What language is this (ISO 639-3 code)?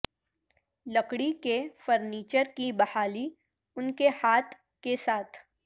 urd